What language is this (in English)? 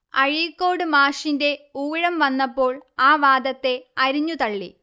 Malayalam